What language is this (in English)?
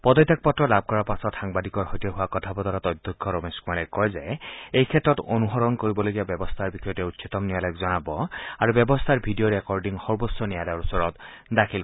Assamese